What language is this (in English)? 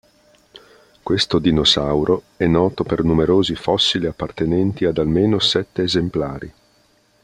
Italian